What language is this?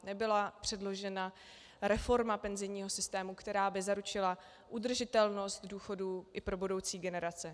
Czech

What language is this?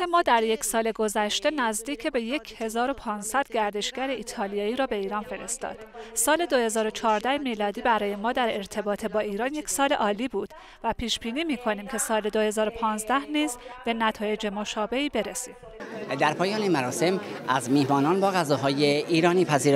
Persian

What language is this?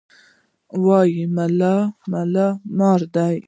Pashto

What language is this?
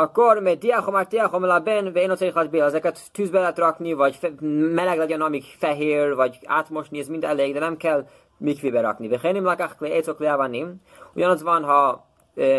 Hungarian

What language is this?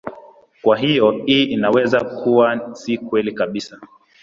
Swahili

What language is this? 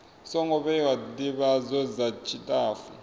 Venda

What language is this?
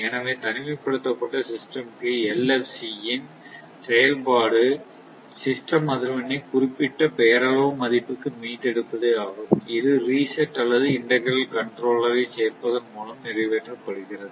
Tamil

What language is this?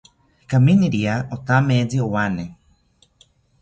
South Ucayali Ashéninka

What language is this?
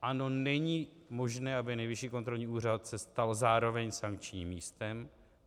Czech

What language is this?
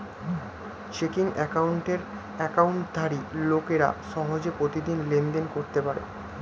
Bangla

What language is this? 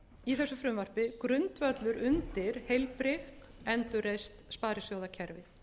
Icelandic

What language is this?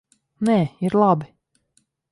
Latvian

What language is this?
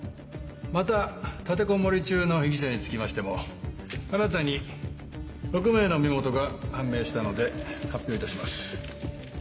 Japanese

